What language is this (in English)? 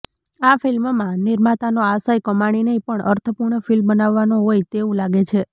Gujarati